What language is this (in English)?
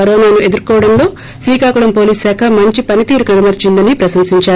Telugu